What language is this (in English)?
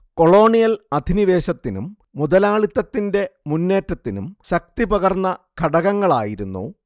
Malayalam